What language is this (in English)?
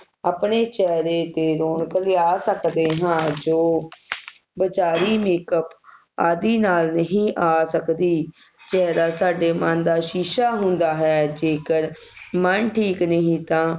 Punjabi